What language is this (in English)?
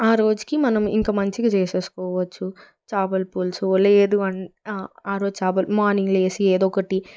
Telugu